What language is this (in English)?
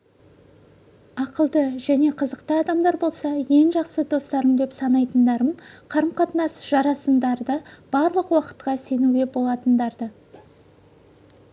Kazakh